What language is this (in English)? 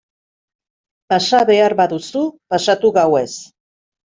Basque